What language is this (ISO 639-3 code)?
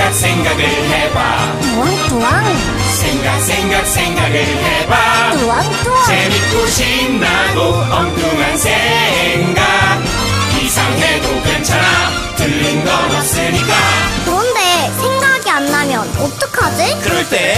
kor